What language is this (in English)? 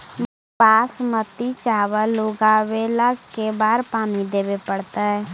Magahi